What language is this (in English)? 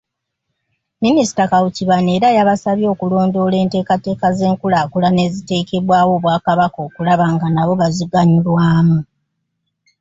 Ganda